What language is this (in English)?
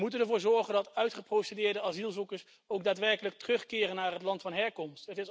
Dutch